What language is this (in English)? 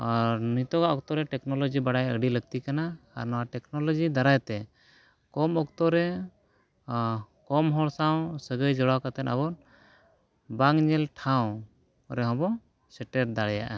Santali